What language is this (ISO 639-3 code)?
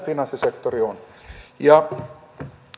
fin